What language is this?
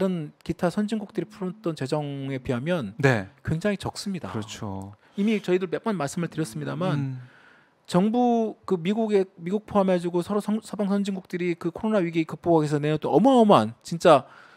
Korean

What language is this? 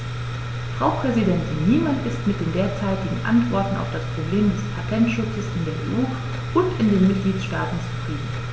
German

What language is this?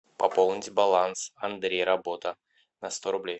Russian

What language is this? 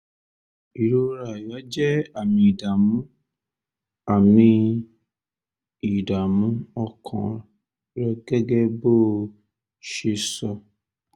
Yoruba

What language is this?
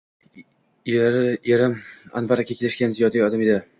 Uzbek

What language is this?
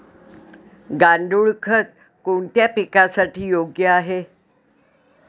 Marathi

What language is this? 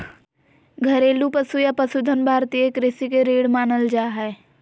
Magahi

